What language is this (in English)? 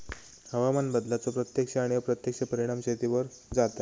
Marathi